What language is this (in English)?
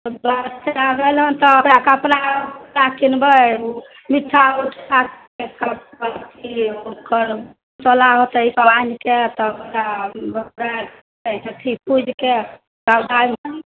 Maithili